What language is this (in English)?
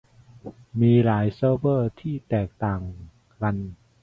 Thai